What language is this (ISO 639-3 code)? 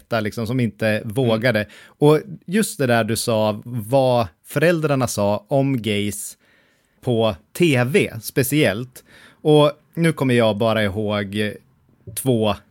swe